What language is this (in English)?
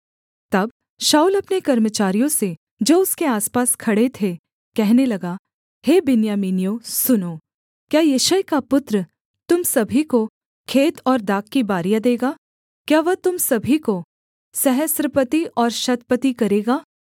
Hindi